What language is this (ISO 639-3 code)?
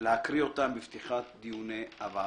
heb